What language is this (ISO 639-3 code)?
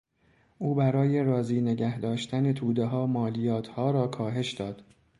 fas